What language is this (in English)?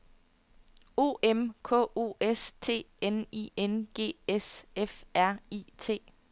Danish